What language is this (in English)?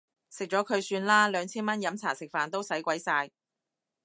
Cantonese